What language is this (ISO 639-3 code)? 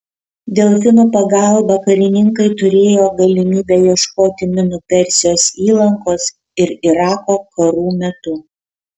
lit